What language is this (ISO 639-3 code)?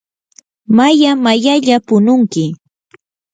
qur